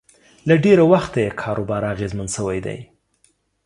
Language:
Pashto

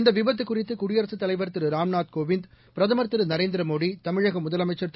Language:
Tamil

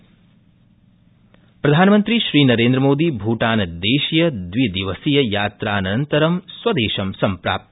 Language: Sanskrit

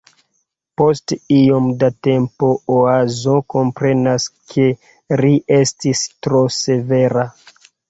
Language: Esperanto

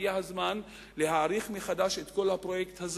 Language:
Hebrew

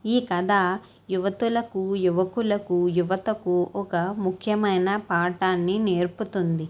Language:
Telugu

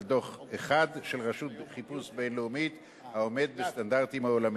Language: Hebrew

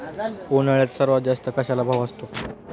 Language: Marathi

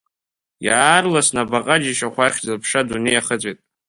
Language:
Abkhazian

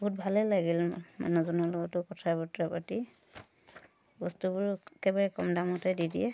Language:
Assamese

